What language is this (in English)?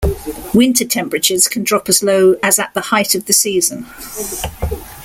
English